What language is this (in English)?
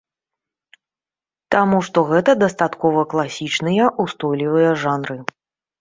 Belarusian